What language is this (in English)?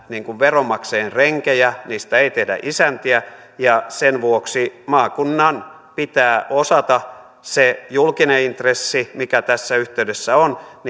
Finnish